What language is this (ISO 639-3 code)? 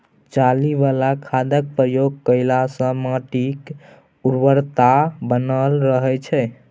mai